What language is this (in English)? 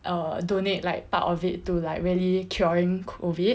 English